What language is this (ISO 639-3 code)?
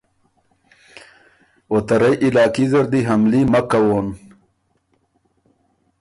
oru